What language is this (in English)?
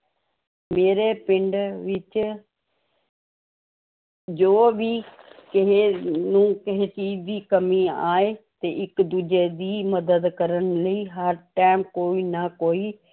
Punjabi